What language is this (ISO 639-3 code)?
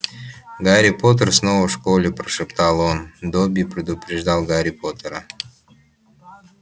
rus